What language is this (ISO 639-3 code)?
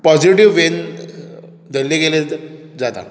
kok